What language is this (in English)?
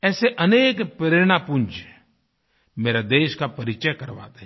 Hindi